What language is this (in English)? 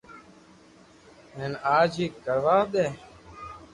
Loarki